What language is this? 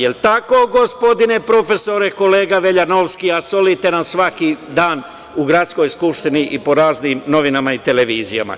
Serbian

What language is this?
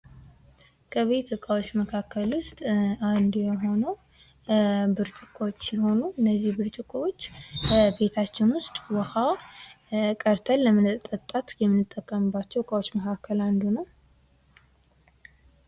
Amharic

